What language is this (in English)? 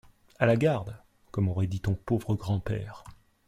French